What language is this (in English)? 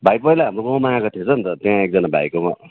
Nepali